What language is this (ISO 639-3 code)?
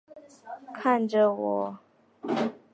zho